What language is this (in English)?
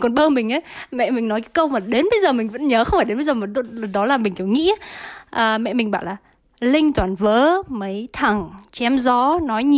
Vietnamese